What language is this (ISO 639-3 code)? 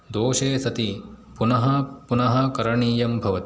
san